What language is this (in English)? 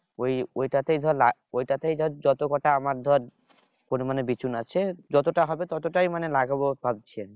Bangla